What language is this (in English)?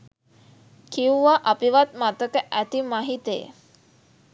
Sinhala